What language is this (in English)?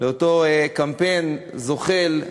Hebrew